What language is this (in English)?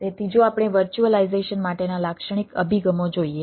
Gujarati